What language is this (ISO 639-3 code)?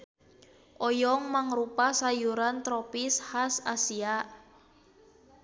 sun